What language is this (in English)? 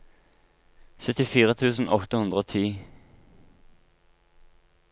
Norwegian